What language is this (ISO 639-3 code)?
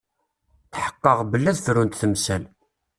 kab